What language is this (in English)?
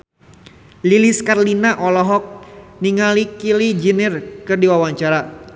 Sundanese